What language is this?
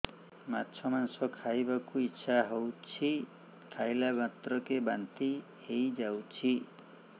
Odia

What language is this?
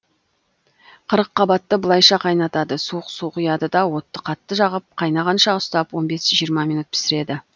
Kazakh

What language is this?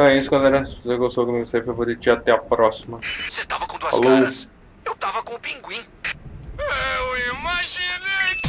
Portuguese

